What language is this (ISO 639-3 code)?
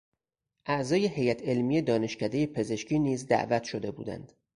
fas